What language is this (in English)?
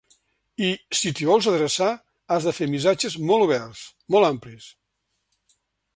Catalan